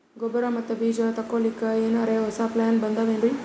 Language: Kannada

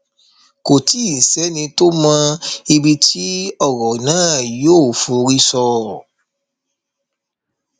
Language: Yoruba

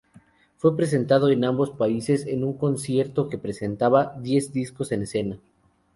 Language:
Spanish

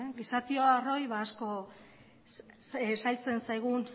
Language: Basque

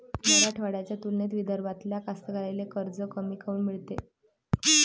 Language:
Marathi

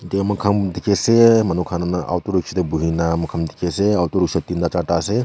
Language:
Naga Pidgin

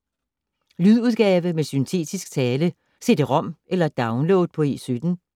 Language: Danish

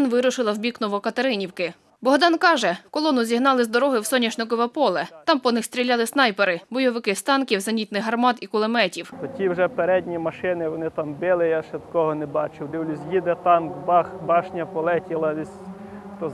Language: Ukrainian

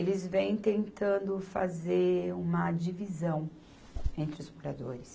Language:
Portuguese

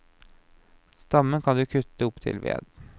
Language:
Norwegian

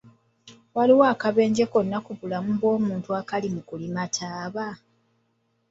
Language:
Ganda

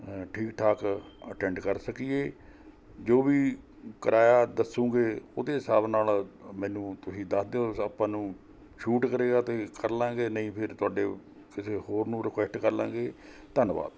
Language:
Punjabi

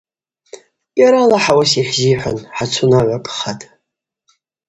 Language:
Abaza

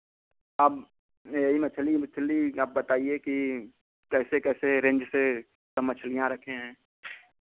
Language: Hindi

